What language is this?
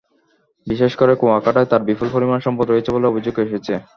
Bangla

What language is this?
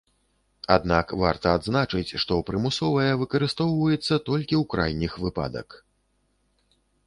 Belarusian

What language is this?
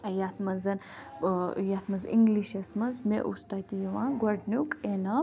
Kashmiri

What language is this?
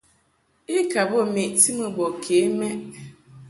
Mungaka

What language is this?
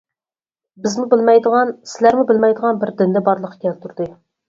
Uyghur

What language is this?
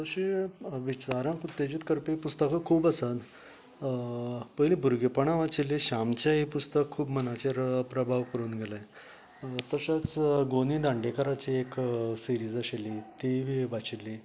Konkani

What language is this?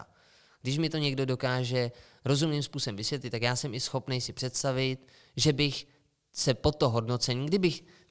Czech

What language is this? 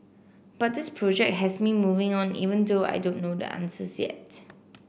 English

